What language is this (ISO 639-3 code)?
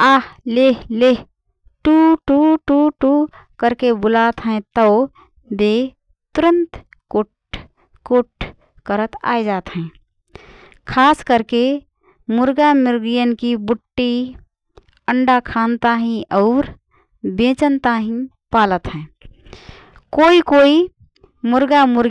thr